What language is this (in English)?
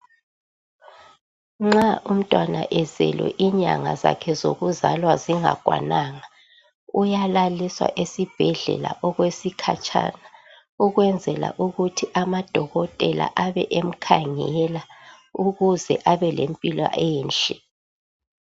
North Ndebele